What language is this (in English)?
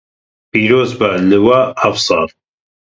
Kurdish